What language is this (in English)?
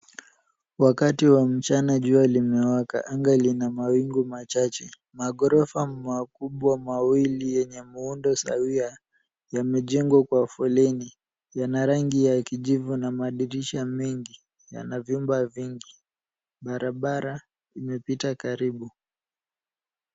Swahili